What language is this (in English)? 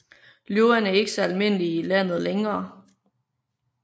Danish